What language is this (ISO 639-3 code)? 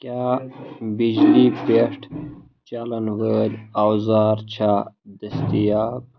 kas